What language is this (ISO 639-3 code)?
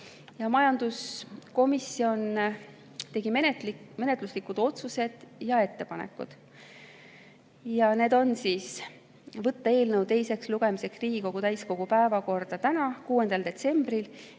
est